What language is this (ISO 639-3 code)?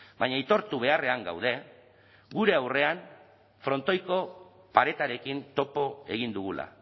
eus